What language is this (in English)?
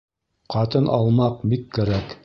Bashkir